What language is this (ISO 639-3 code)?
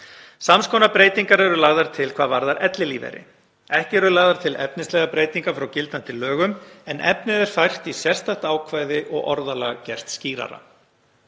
isl